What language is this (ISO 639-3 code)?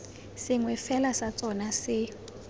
tsn